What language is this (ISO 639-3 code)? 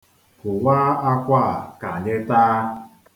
ibo